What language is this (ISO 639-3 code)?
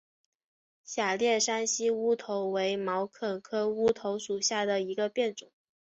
zho